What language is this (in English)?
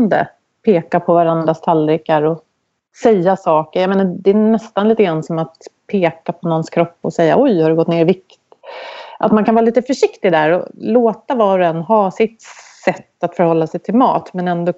Swedish